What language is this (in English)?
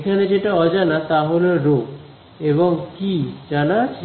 Bangla